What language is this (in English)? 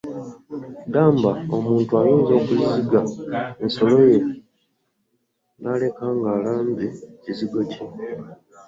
Ganda